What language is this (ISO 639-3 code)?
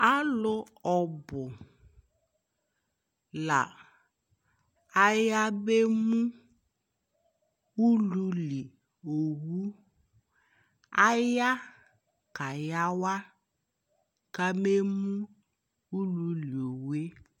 kpo